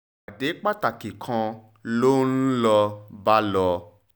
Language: Yoruba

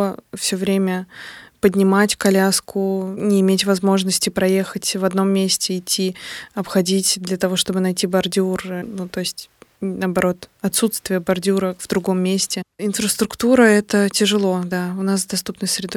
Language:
Russian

